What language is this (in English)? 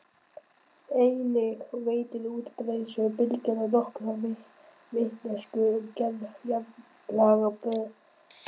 Icelandic